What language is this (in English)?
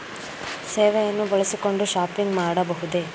Kannada